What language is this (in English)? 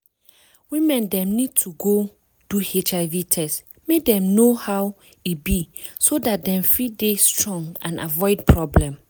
Nigerian Pidgin